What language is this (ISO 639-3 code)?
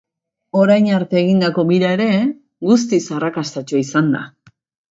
eus